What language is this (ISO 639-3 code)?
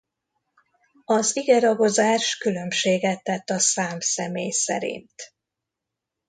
hun